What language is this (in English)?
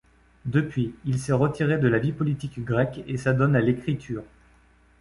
French